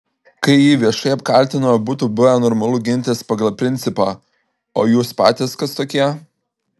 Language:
Lithuanian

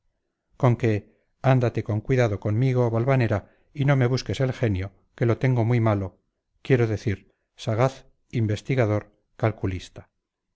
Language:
Spanish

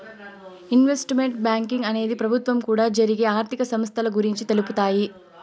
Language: Telugu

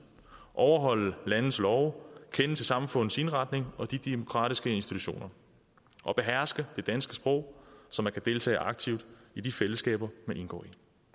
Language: Danish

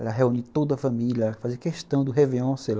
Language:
Portuguese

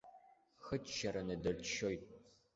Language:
Abkhazian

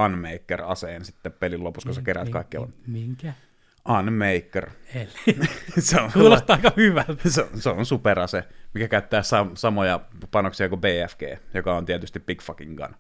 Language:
Finnish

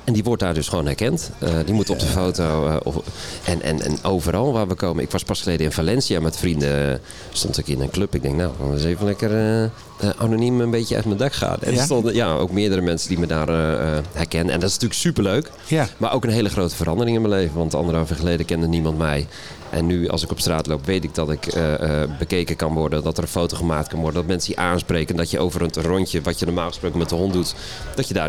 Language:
Dutch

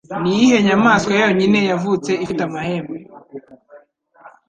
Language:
Kinyarwanda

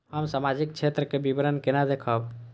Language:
Maithili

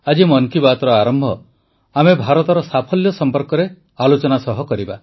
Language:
Odia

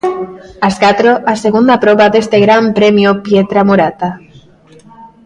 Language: Galician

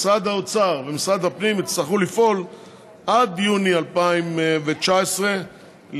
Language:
Hebrew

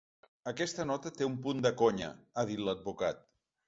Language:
Catalan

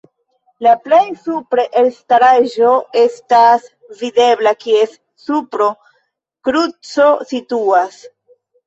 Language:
Esperanto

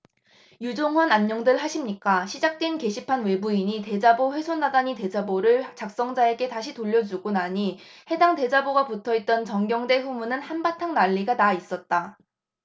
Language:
Korean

